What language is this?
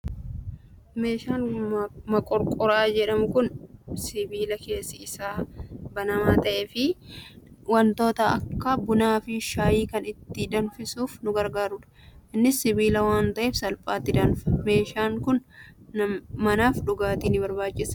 Oromo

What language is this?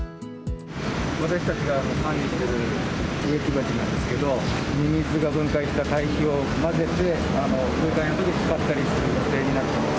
Japanese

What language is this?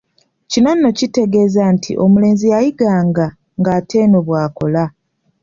Ganda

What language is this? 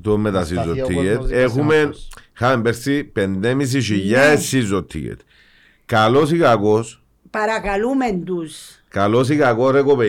Greek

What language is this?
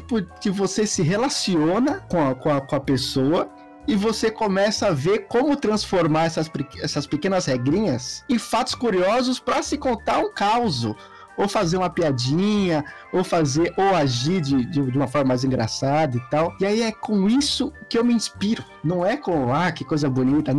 Portuguese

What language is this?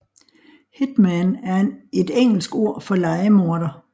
Danish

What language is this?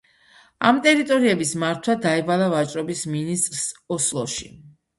Georgian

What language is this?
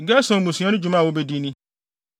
Akan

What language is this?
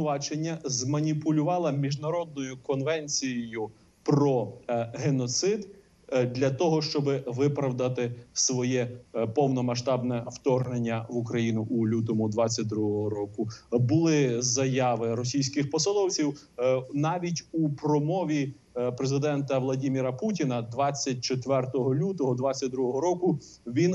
Ukrainian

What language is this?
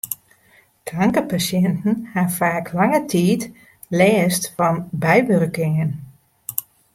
Western Frisian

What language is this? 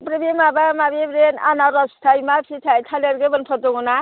Bodo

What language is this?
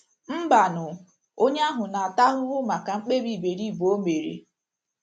Igbo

